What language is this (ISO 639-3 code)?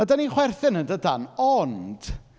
cym